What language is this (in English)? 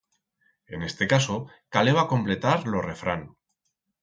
Aragonese